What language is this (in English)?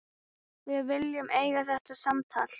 Icelandic